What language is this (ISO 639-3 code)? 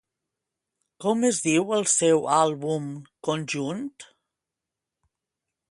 cat